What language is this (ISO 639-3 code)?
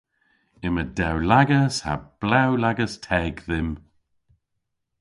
cor